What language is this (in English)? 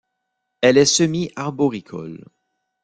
French